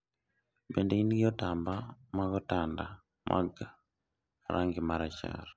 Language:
Luo (Kenya and Tanzania)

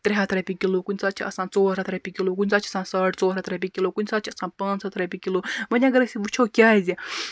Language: Kashmiri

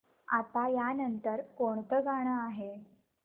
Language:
Marathi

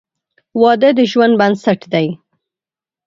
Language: Pashto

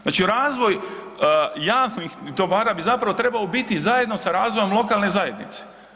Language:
Croatian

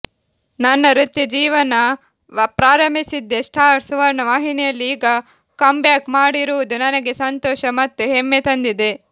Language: Kannada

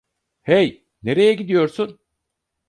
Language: Turkish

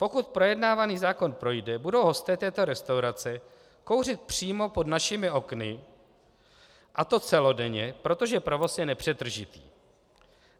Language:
Czech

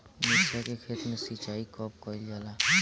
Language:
Bhojpuri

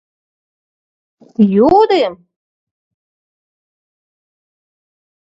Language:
Mari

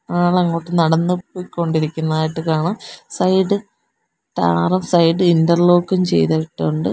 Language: Malayalam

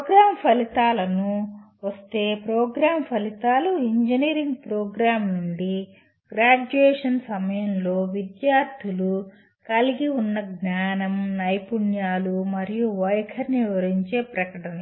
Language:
Telugu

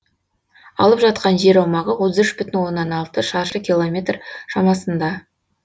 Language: Kazakh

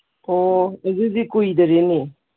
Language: Manipuri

